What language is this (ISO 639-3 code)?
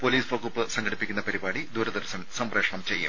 mal